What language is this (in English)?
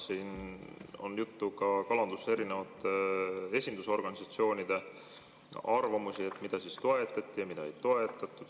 Estonian